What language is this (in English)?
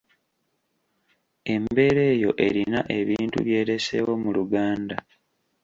Ganda